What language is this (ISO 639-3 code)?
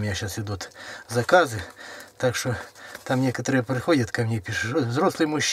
rus